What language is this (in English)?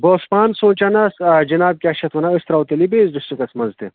Kashmiri